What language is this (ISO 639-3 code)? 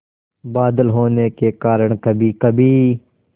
hin